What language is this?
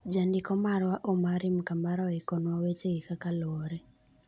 Luo (Kenya and Tanzania)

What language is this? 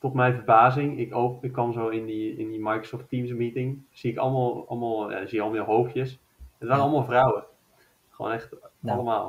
Dutch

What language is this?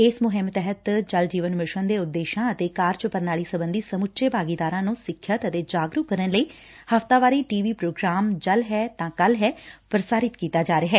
Punjabi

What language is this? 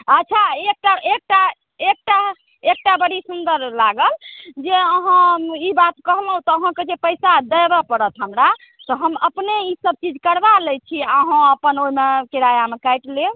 Maithili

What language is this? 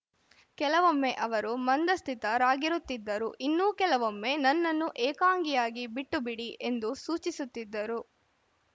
Kannada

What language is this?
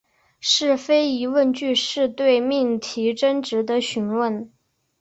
Chinese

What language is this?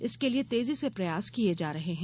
Hindi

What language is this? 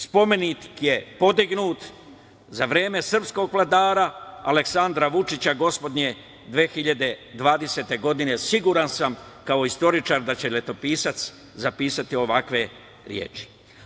Serbian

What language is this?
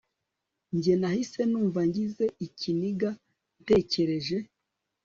Kinyarwanda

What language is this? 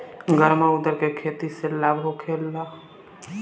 Bhojpuri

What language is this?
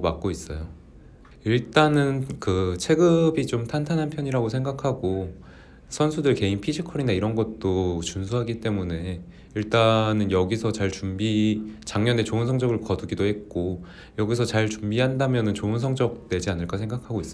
Korean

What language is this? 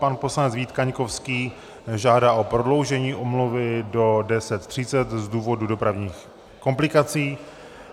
Czech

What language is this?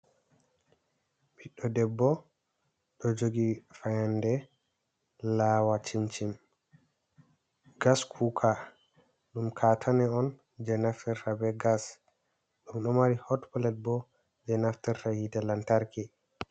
Fula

